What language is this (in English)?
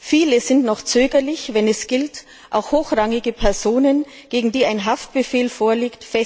German